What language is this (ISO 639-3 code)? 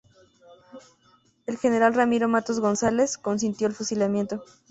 spa